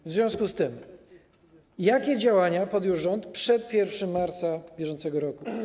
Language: Polish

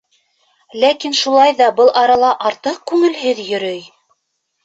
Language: Bashkir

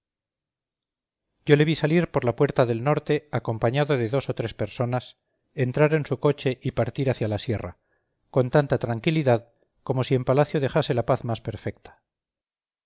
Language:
Spanish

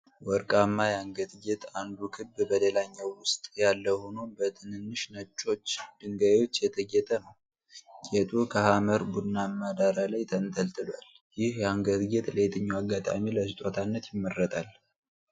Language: Amharic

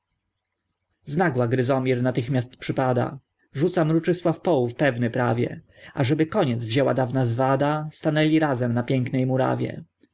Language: Polish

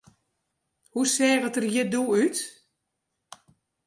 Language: Western Frisian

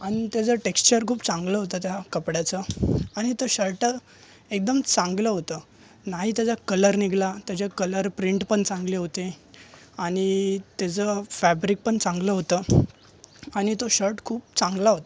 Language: Marathi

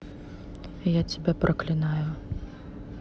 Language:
Russian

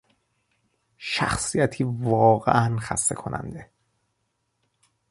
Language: Persian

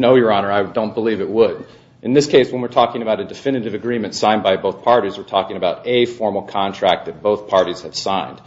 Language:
English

